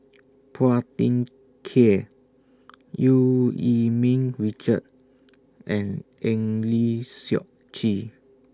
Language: English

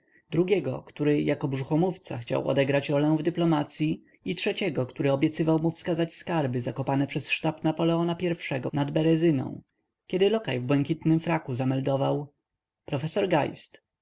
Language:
Polish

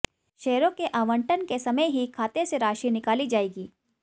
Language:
Hindi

